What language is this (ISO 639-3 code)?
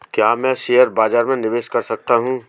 hin